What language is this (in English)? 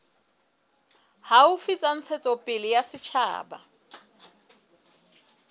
Southern Sotho